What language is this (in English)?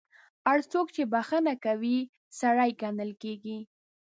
Pashto